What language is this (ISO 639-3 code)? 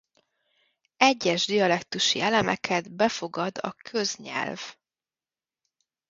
hun